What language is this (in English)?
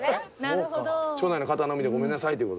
Japanese